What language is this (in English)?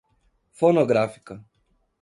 Portuguese